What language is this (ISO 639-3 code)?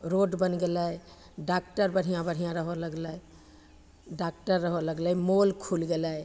mai